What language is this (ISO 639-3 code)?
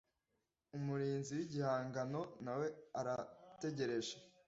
kin